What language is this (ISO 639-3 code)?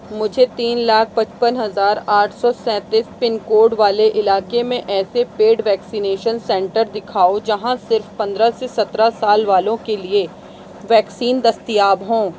urd